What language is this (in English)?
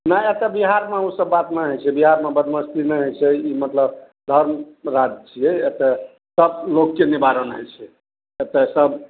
Maithili